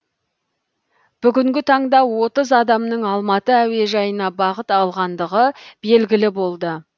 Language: Kazakh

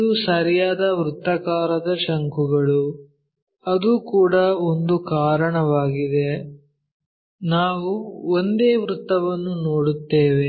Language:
Kannada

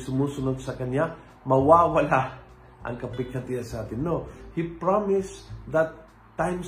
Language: Filipino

